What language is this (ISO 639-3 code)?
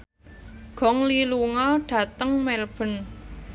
jav